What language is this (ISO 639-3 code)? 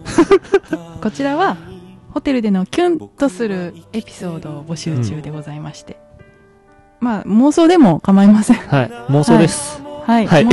jpn